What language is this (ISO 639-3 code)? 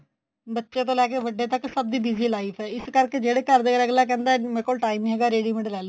pan